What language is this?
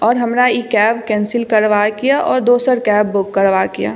Maithili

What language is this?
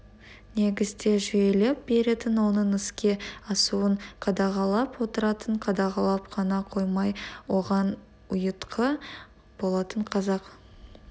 Kazakh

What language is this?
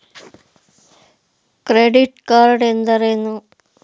Kannada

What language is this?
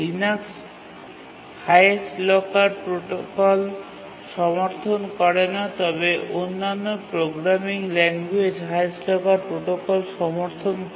Bangla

